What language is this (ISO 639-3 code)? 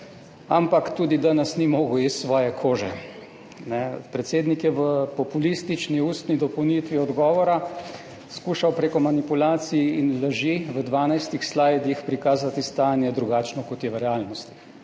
slv